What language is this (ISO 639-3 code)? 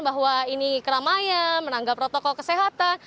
ind